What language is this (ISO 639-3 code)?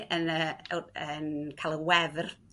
cym